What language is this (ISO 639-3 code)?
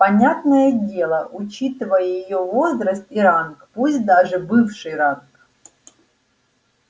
rus